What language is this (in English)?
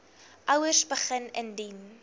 Afrikaans